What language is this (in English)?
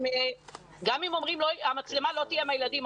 Hebrew